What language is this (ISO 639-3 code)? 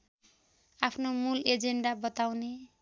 nep